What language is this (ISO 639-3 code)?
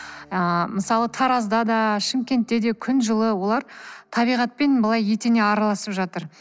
kaz